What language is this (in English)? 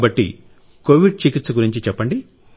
Telugu